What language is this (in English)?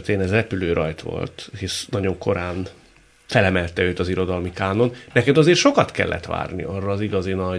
Hungarian